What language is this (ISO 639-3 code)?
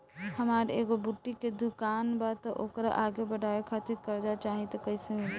bho